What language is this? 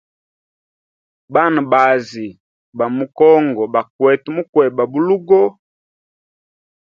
Hemba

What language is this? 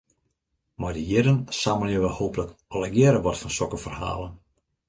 Western Frisian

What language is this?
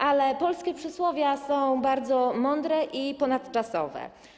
Polish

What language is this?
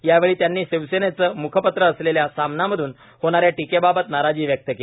Marathi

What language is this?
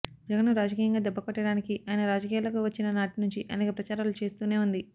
Telugu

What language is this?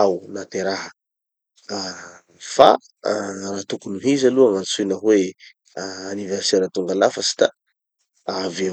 Tanosy Malagasy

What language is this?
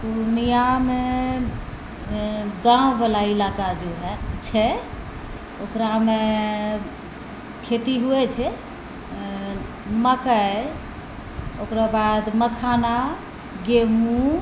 Maithili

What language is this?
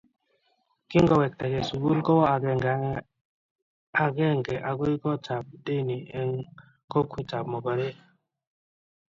Kalenjin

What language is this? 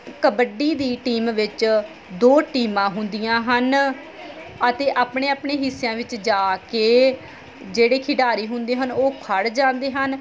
Punjabi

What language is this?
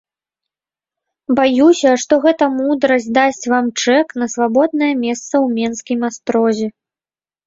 Belarusian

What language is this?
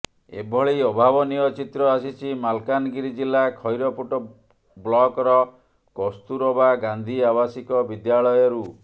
Odia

